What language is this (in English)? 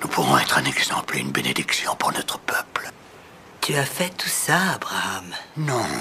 French